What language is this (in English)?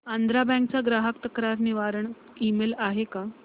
Marathi